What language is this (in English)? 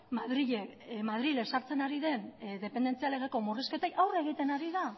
Basque